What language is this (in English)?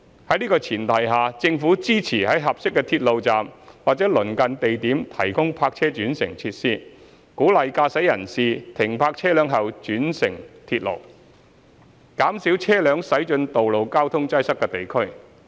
Cantonese